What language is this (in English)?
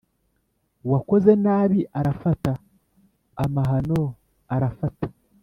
Kinyarwanda